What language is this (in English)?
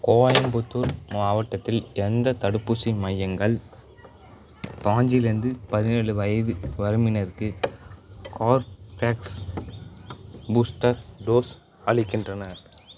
Tamil